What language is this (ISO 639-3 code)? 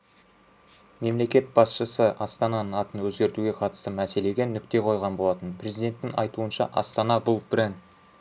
kaz